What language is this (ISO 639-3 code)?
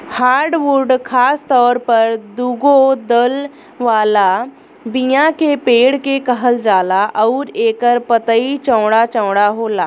bho